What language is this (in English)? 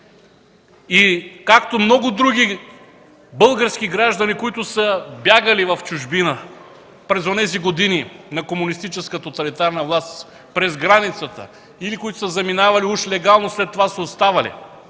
Bulgarian